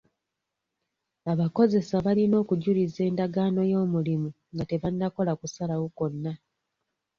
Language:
Ganda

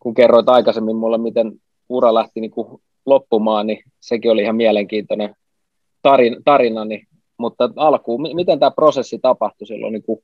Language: Finnish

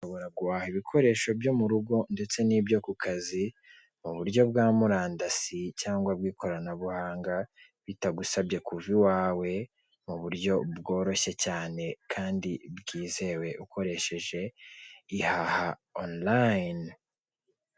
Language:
Kinyarwanda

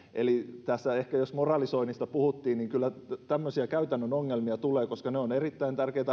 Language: Finnish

